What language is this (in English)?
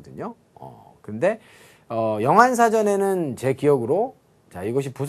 Korean